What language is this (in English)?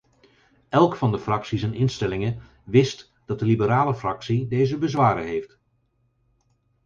Dutch